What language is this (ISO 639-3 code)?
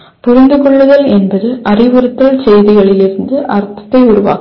tam